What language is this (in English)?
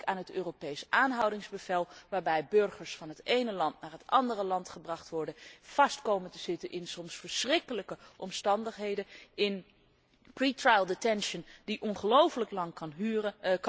Dutch